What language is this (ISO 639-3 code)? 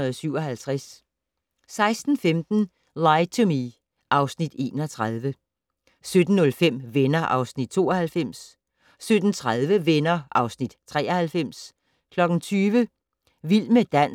dan